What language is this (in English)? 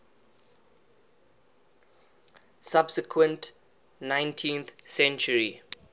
English